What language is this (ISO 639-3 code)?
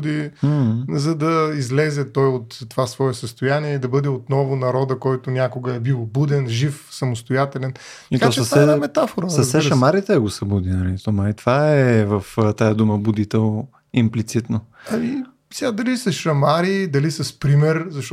bul